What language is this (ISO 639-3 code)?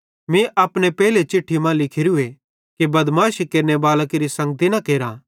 bhd